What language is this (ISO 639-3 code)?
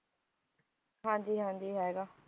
pan